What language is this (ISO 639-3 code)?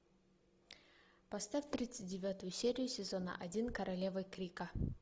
rus